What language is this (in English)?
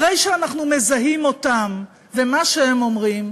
Hebrew